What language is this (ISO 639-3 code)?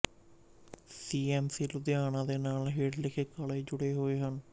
pan